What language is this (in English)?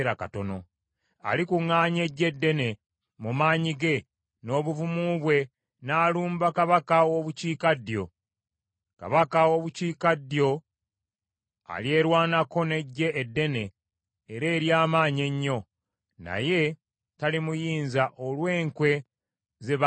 Ganda